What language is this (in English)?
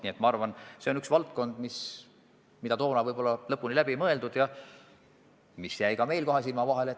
Estonian